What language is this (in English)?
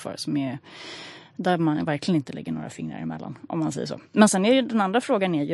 Swedish